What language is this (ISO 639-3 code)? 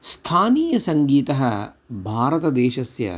san